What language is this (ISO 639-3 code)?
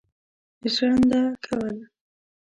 pus